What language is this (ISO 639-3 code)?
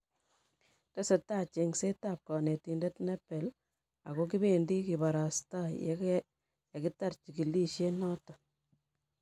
kln